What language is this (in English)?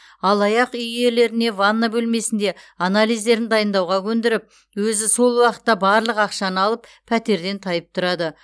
Kazakh